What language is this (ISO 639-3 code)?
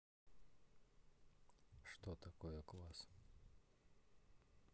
rus